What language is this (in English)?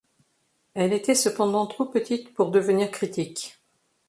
French